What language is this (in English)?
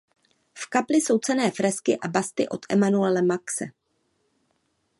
Czech